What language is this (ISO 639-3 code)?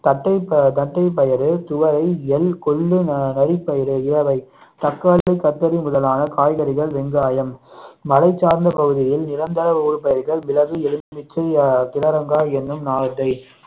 tam